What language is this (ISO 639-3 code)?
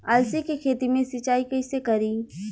bho